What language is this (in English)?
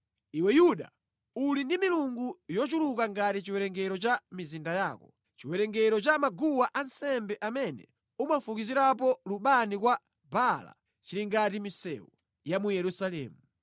Nyanja